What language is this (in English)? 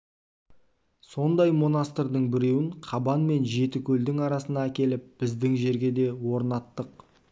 Kazakh